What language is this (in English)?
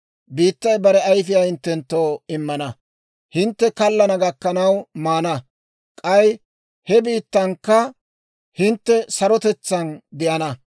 Dawro